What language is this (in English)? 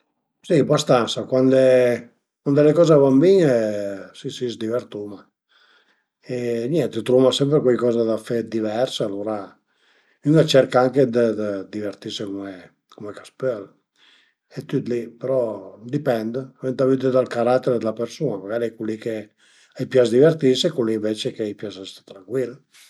Piedmontese